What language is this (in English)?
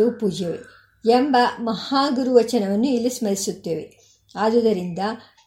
Kannada